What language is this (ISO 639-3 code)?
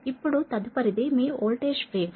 tel